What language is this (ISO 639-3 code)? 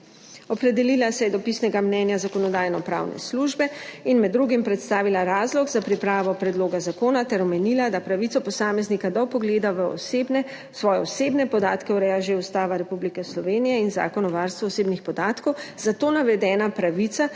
slv